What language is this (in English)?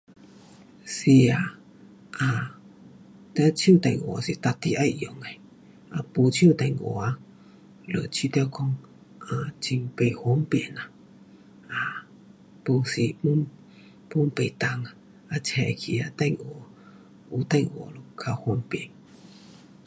Pu-Xian Chinese